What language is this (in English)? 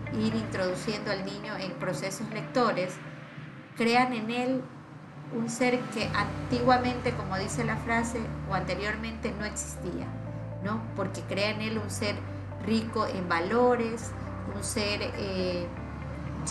Spanish